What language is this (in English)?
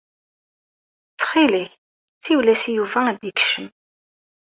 Kabyle